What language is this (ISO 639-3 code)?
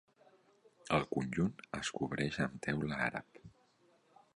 cat